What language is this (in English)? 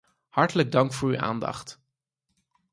Dutch